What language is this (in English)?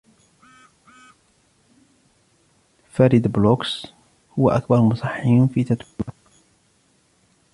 Arabic